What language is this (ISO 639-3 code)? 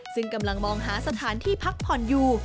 tha